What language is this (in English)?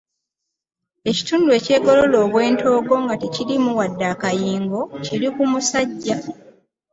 Ganda